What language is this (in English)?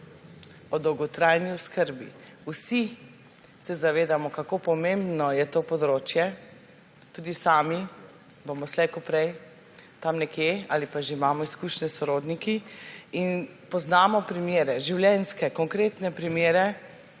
Slovenian